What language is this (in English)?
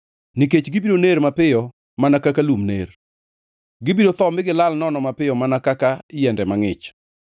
Luo (Kenya and Tanzania)